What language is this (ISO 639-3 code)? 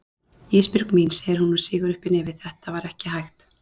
isl